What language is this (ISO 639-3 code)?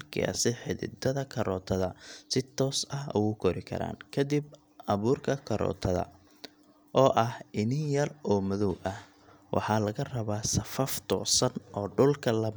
som